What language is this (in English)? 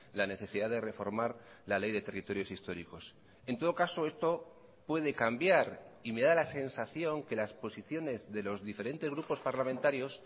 Spanish